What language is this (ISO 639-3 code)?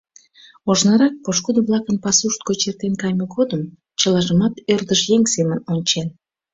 chm